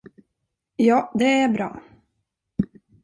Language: Swedish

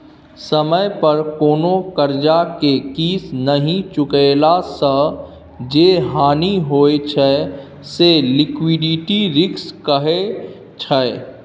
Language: Maithili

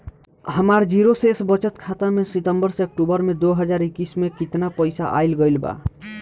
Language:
Bhojpuri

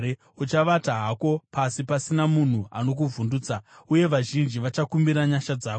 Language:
Shona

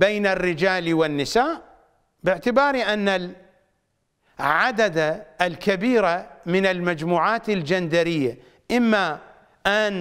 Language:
Arabic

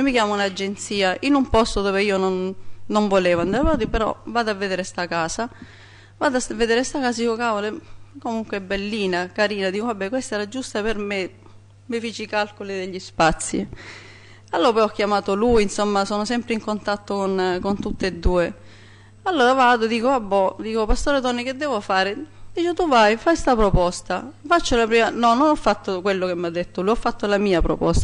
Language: Italian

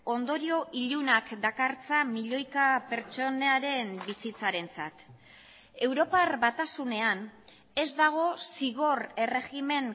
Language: Basque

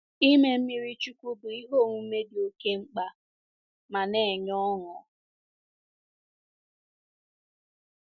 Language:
Igbo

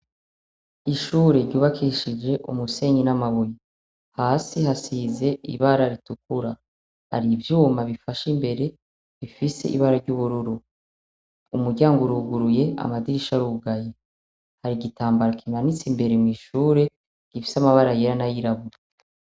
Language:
Rundi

